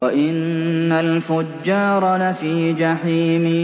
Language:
Arabic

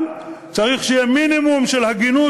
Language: Hebrew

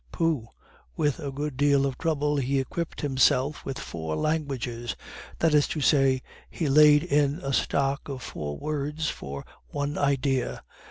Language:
English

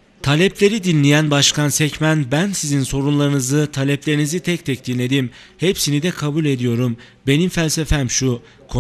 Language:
Turkish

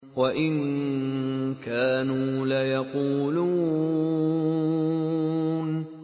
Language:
Arabic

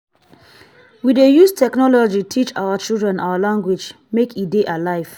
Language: Nigerian Pidgin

